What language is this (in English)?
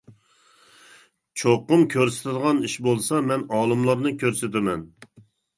Uyghur